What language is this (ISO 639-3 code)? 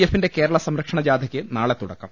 mal